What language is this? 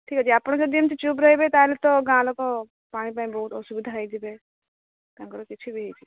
Odia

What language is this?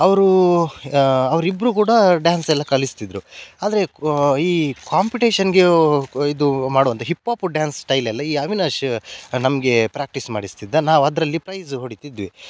Kannada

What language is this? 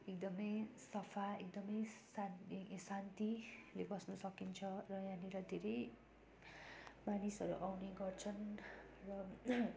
Nepali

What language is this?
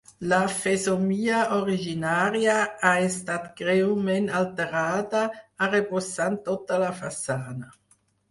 Catalan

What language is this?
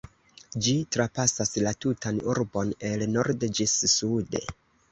Esperanto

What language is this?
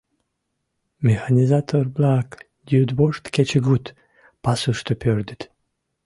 Mari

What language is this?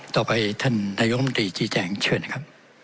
Thai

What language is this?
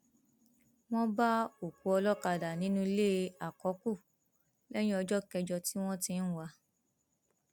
Yoruba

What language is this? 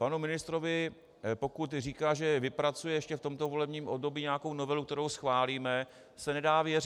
Czech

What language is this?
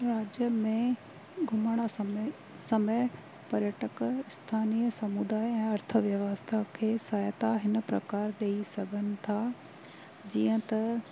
Sindhi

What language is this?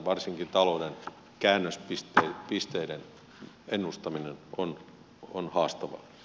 Finnish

